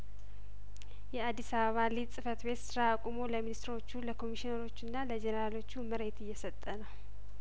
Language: Amharic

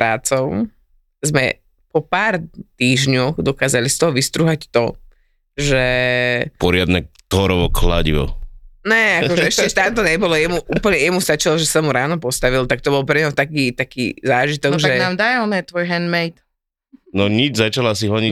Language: Slovak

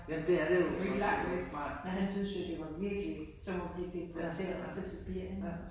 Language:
Danish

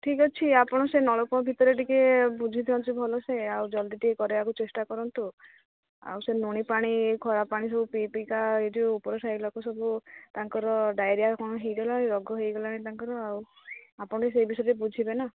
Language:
Odia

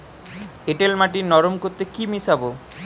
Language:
Bangla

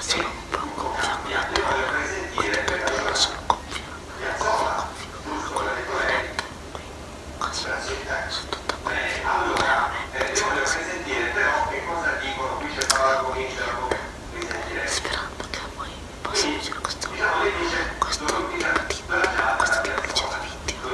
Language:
Italian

